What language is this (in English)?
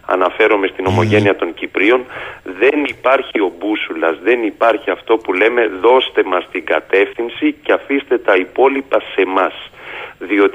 Greek